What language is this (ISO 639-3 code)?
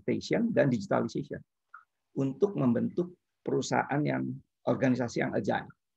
ind